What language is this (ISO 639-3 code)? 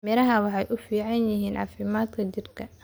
som